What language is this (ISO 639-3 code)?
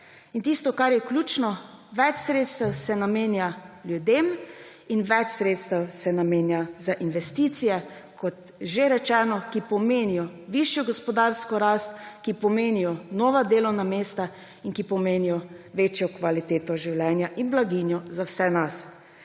slv